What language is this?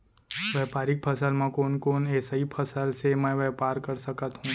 Chhattisgarhi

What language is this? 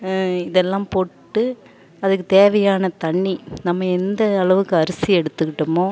Tamil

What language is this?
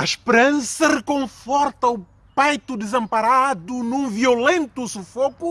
Portuguese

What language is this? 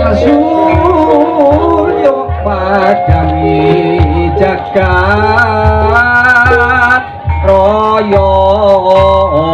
Indonesian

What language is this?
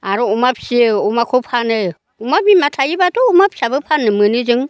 Bodo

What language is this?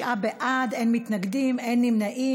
Hebrew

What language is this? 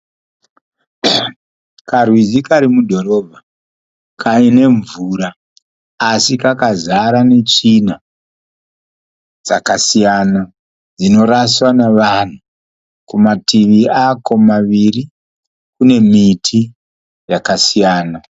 Shona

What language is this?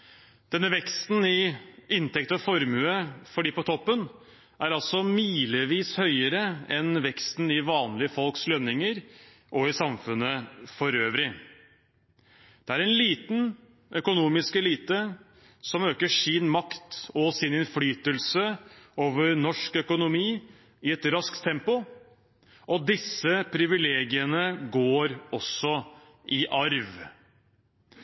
Norwegian Bokmål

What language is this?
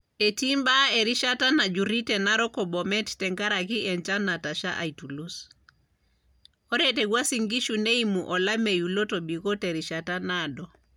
Masai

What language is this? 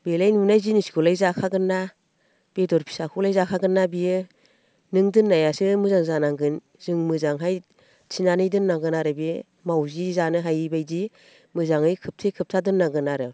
Bodo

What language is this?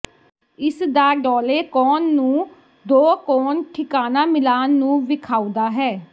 Punjabi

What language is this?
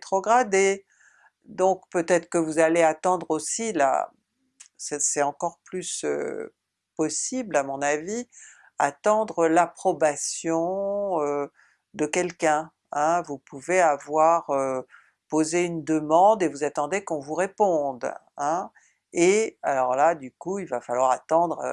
French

